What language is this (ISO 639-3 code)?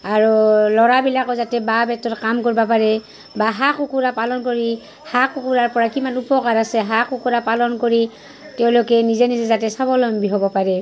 asm